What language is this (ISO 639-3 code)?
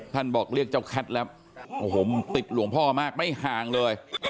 tha